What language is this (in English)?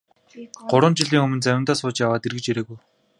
Mongolian